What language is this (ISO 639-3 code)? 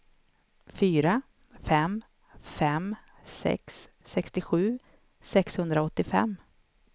swe